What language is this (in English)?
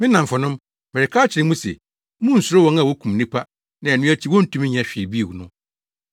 Akan